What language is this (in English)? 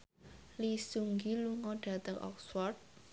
Javanese